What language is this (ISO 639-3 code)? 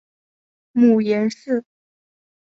zho